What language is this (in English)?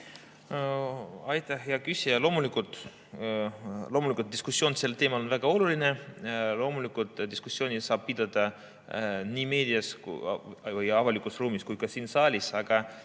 Estonian